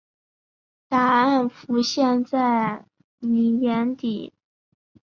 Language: Chinese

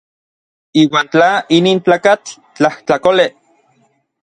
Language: Orizaba Nahuatl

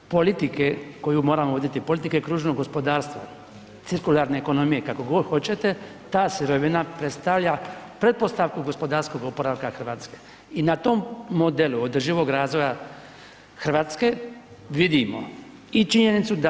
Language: Croatian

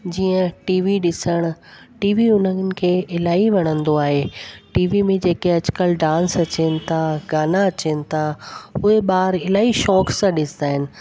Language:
Sindhi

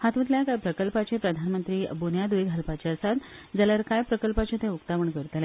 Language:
Konkani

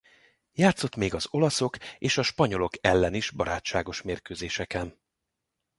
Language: Hungarian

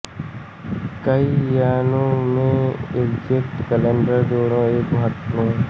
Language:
Hindi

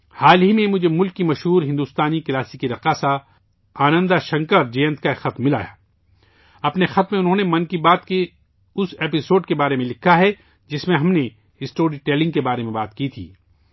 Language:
Urdu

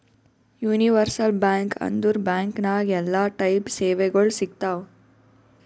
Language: Kannada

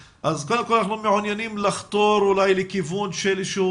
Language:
Hebrew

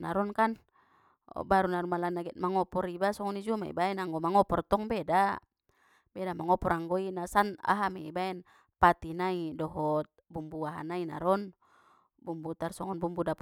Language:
Batak Mandailing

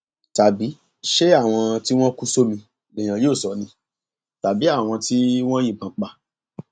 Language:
Yoruba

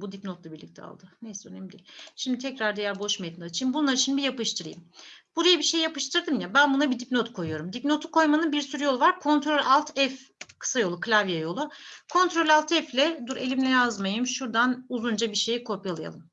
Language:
Turkish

